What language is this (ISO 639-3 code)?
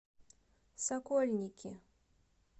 rus